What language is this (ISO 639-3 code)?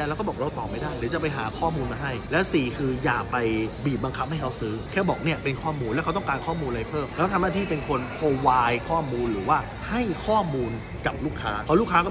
tha